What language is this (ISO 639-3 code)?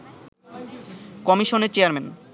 ben